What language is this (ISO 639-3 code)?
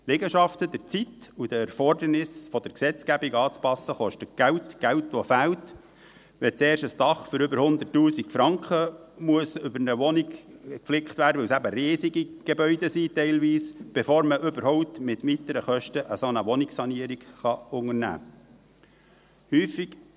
gsw